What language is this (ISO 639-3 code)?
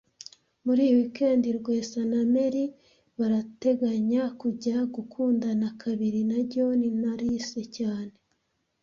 kin